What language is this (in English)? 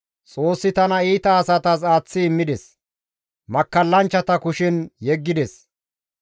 Gamo